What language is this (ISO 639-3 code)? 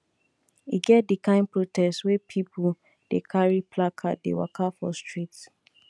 pcm